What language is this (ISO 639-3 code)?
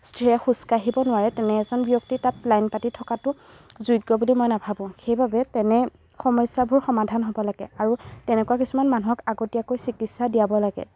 asm